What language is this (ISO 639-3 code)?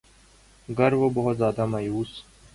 urd